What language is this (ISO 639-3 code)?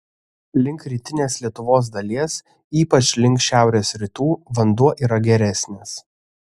lit